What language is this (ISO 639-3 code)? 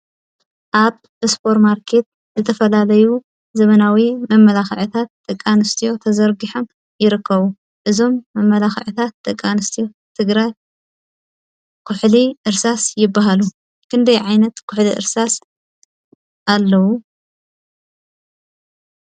tir